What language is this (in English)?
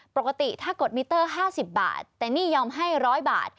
Thai